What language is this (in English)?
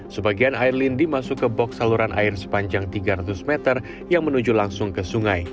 Indonesian